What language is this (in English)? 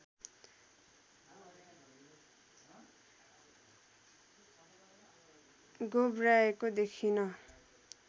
Nepali